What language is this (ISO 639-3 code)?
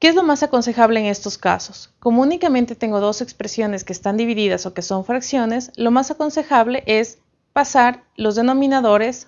spa